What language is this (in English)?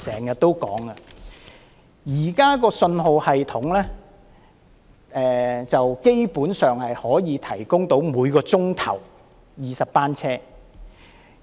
Cantonese